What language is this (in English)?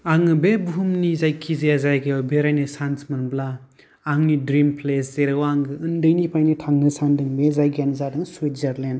Bodo